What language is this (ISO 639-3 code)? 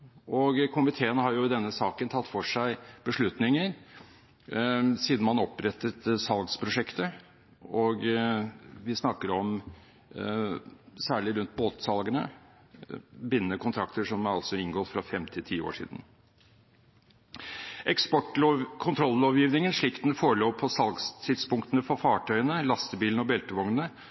nob